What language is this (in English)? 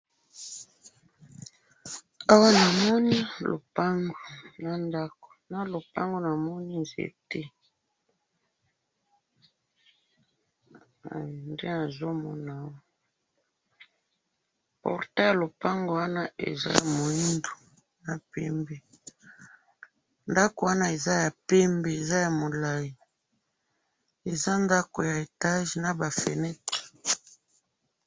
Lingala